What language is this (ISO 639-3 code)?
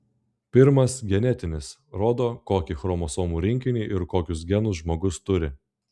lit